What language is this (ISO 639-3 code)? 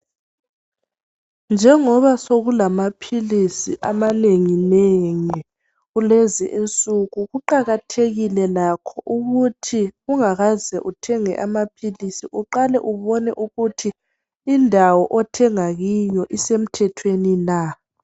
nde